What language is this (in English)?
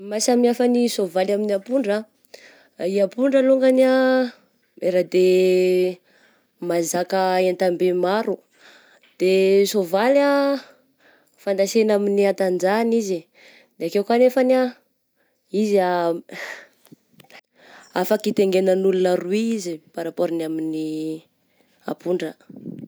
Southern Betsimisaraka Malagasy